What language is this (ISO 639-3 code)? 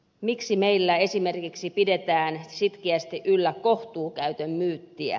fin